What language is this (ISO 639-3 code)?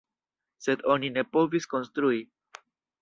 epo